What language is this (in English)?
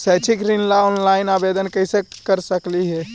Magahi